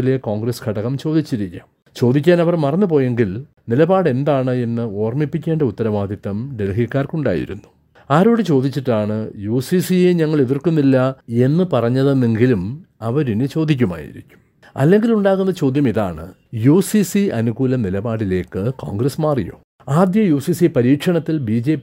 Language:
Malayalam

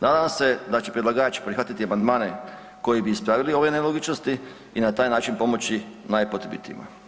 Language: Croatian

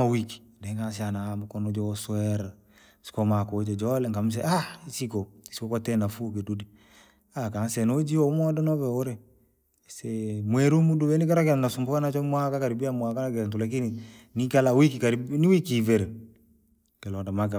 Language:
Langi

